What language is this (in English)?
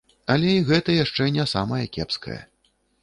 Belarusian